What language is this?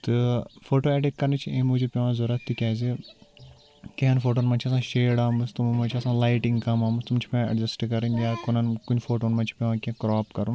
Kashmiri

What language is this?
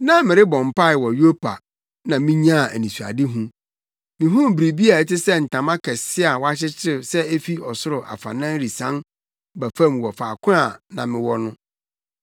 Akan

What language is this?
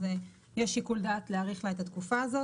Hebrew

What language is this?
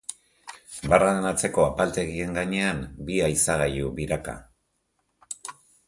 Basque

